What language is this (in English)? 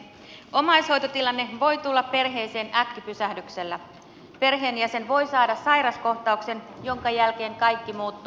Finnish